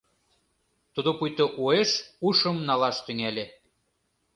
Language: Mari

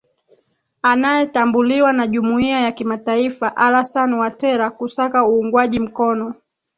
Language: Swahili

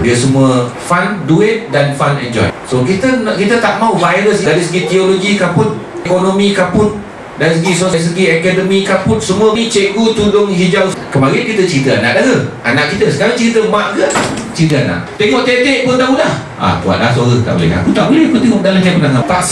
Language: Malay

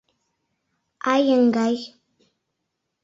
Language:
Mari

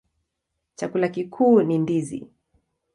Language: Swahili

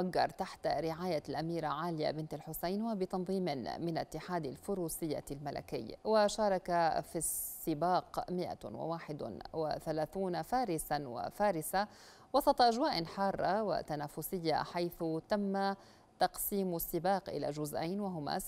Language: Arabic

